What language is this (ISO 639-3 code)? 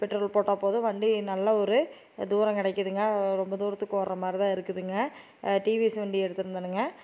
tam